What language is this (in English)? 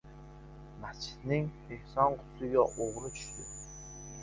Uzbek